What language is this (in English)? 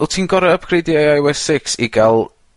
Welsh